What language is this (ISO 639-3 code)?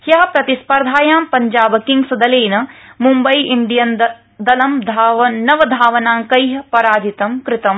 san